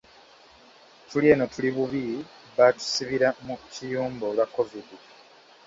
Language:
Ganda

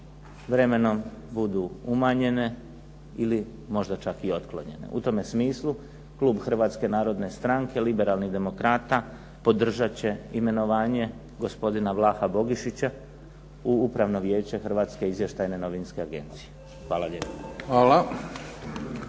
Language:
Croatian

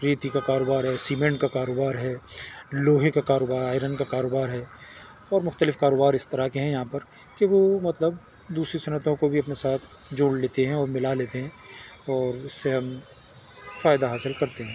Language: Urdu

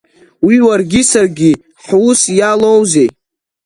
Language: Abkhazian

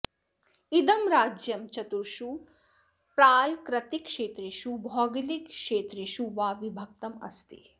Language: Sanskrit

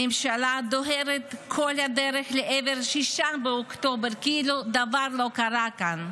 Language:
Hebrew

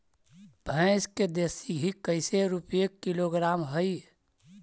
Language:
Magahi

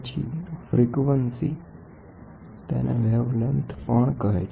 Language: Gujarati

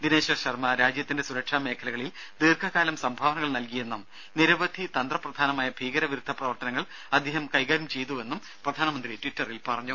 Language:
Malayalam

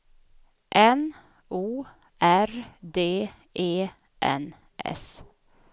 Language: Swedish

